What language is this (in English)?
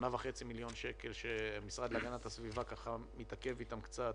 Hebrew